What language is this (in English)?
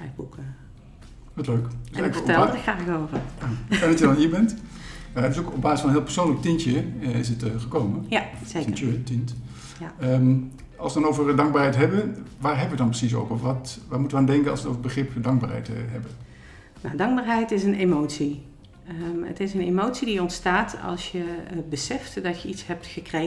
Dutch